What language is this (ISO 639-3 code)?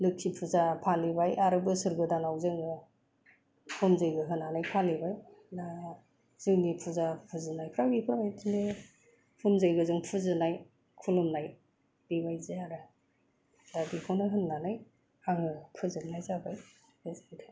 brx